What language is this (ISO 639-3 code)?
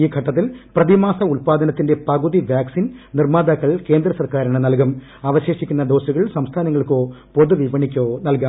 mal